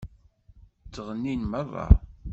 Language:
Kabyle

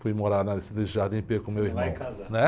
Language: Portuguese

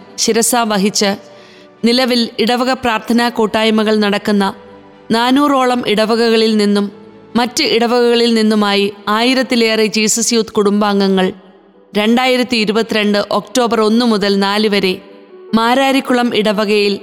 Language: Malayalam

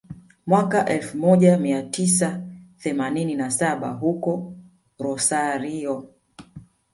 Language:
Swahili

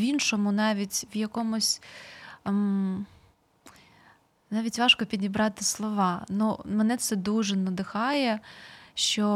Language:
Ukrainian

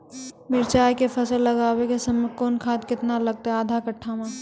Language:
Maithili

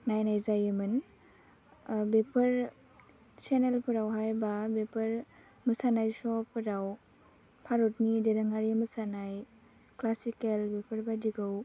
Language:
Bodo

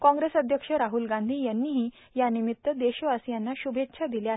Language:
Marathi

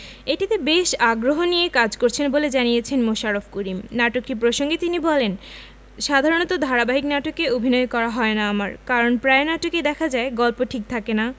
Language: Bangla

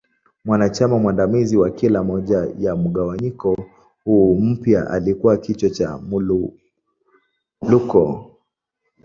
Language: Swahili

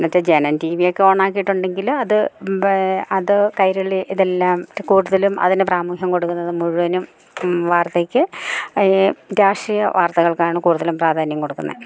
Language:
Malayalam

